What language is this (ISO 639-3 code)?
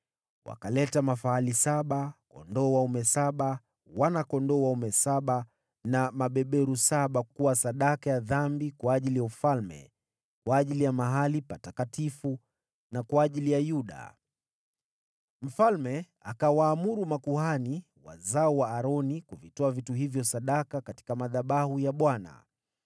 swa